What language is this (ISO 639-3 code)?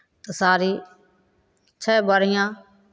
mai